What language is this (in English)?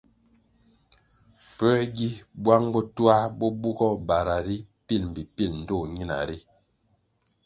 Kwasio